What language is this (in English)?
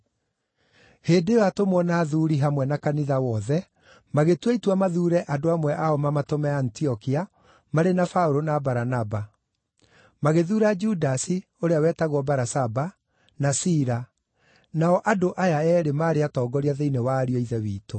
Kikuyu